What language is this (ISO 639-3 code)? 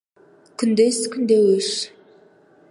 kaz